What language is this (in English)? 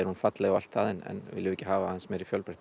Icelandic